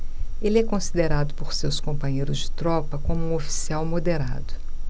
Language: Portuguese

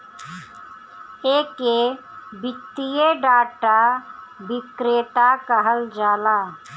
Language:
Bhojpuri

